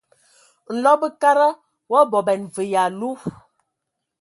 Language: Ewondo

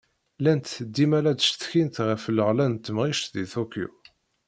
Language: Kabyle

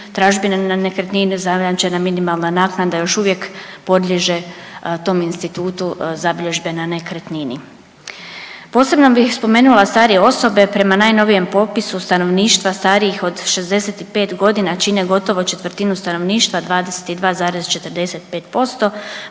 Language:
Croatian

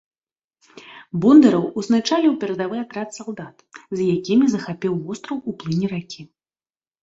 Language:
Belarusian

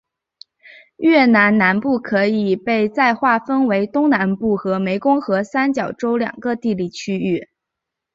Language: Chinese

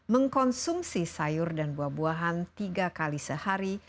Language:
Indonesian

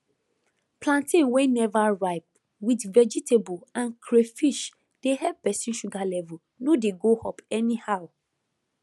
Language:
Nigerian Pidgin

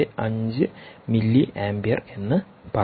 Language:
Malayalam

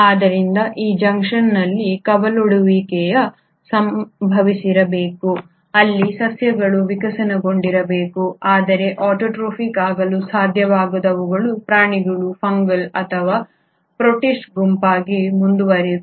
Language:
Kannada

